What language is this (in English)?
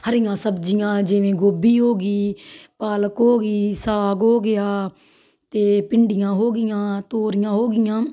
Punjabi